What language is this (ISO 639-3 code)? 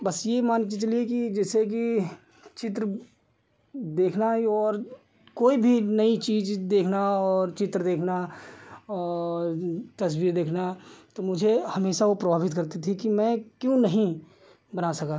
hin